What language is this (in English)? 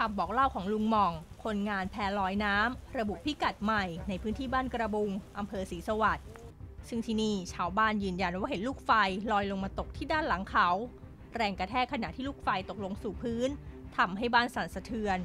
Thai